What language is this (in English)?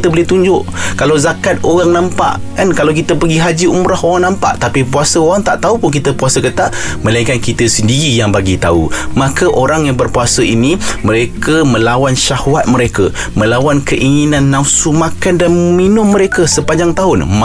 Malay